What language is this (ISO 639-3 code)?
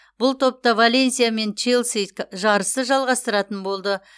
kaz